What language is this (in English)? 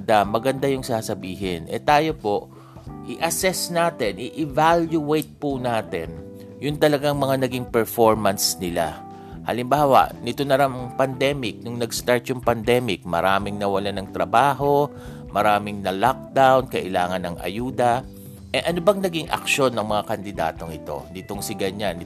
Filipino